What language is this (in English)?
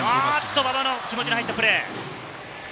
Japanese